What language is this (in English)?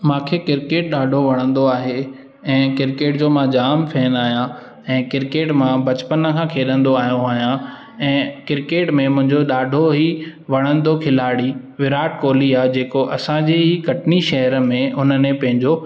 Sindhi